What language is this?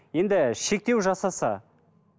Kazakh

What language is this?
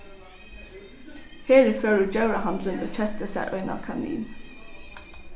Faroese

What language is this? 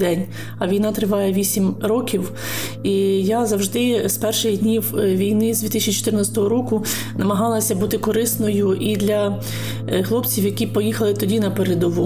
Ukrainian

